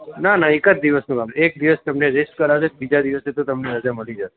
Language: Gujarati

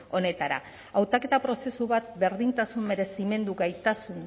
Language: Basque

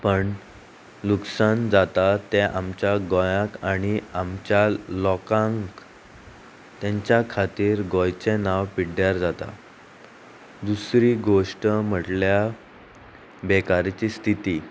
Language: Konkani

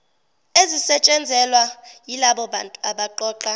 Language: Zulu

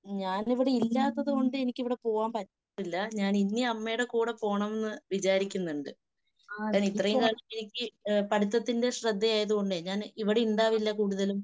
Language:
Malayalam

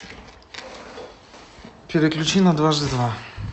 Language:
Russian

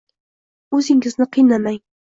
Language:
Uzbek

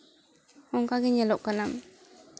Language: Santali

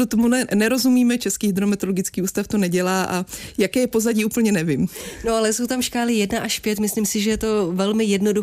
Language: Czech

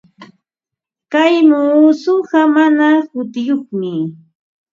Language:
Ambo-Pasco Quechua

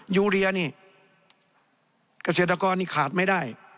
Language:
Thai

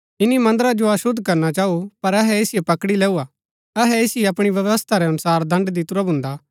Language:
Gaddi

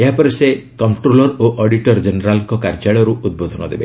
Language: Odia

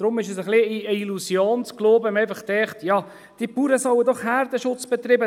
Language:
Swiss German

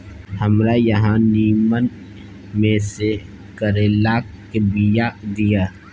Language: Maithili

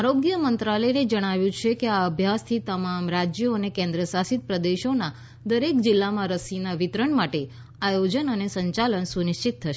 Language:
Gujarati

